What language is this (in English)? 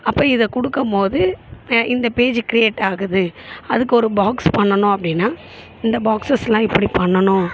Tamil